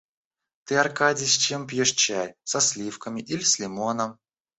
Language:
Russian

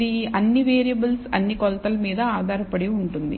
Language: Telugu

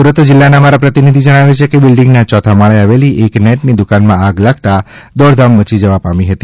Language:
Gujarati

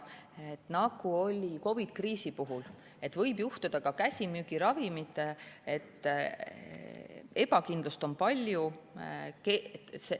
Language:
Estonian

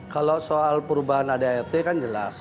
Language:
Indonesian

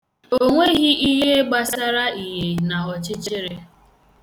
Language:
Igbo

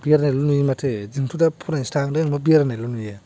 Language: Bodo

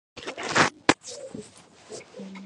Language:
Georgian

